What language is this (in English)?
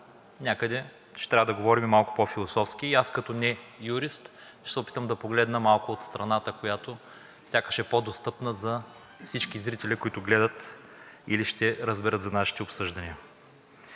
Bulgarian